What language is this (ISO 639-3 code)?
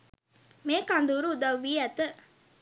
sin